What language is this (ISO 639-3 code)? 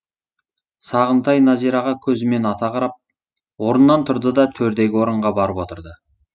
kaz